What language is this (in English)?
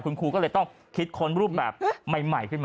Thai